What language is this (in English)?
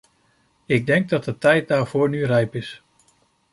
Dutch